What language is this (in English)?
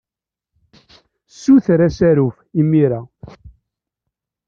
Kabyle